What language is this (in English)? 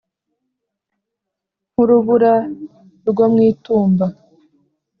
Kinyarwanda